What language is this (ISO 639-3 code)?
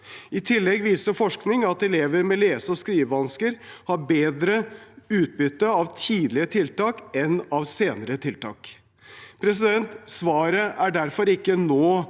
nor